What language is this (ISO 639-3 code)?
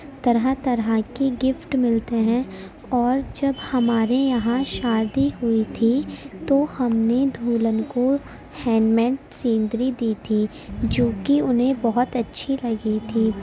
urd